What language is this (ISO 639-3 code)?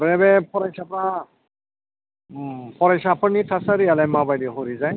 brx